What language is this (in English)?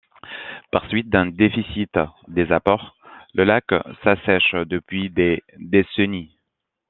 French